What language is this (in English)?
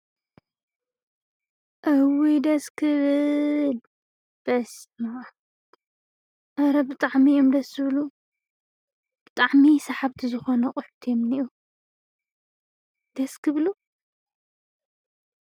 Tigrinya